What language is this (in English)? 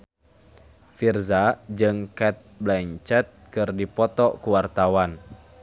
Sundanese